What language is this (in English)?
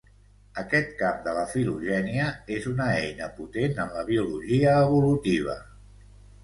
Catalan